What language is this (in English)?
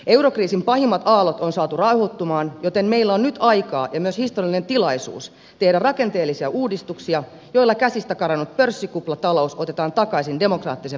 Finnish